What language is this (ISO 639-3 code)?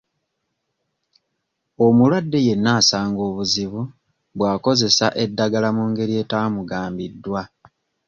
lug